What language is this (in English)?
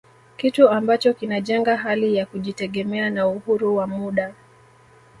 Swahili